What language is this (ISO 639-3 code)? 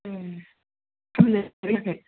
brx